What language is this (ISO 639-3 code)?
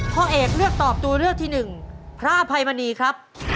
tha